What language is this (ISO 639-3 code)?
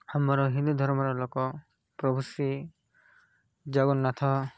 ori